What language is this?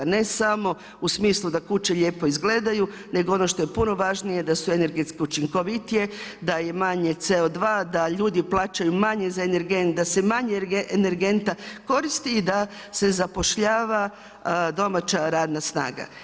Croatian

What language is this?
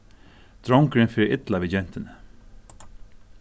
Faroese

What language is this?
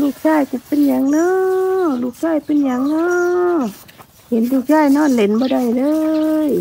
Thai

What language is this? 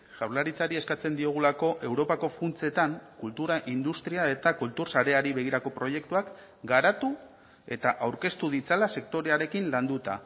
Basque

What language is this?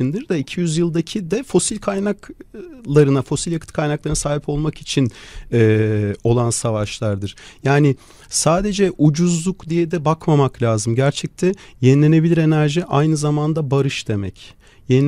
Turkish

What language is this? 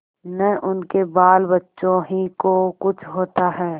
Hindi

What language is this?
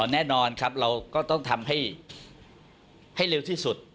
Thai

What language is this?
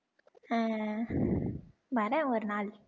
Tamil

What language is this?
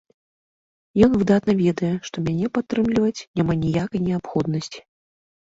Belarusian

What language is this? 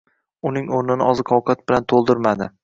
Uzbek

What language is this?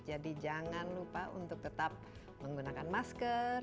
Indonesian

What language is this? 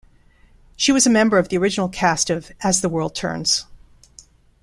English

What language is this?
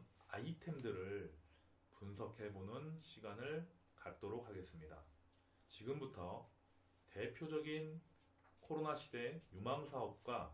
Korean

